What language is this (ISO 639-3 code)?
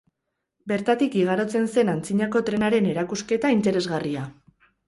eus